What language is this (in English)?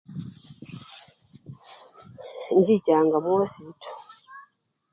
Luyia